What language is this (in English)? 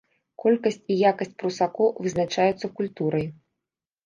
Belarusian